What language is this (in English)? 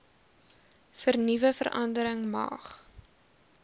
Afrikaans